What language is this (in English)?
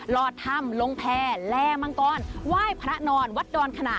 Thai